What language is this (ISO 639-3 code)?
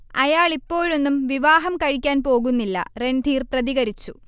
mal